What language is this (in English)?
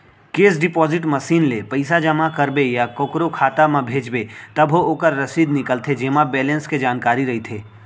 Chhattisgarhi